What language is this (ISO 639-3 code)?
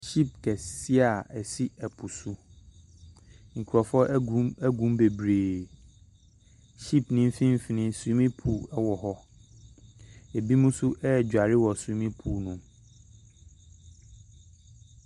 aka